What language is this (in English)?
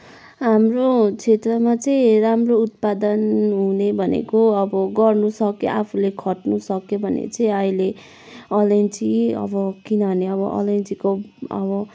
Nepali